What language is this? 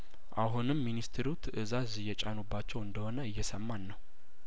Amharic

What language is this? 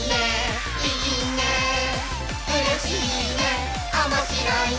Japanese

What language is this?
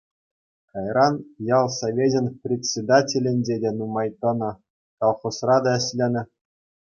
Chuvash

